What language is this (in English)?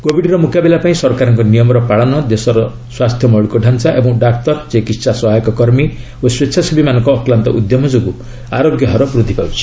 Odia